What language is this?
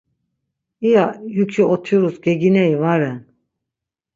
Laz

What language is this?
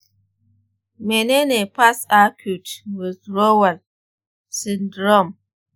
Hausa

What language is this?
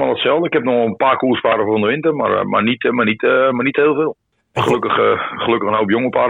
Dutch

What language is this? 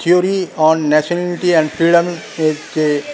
Bangla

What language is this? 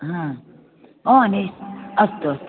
Sanskrit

